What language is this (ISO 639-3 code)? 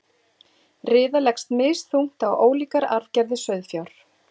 isl